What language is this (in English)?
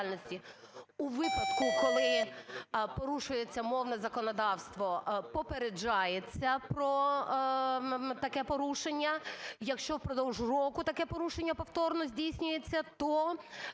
Ukrainian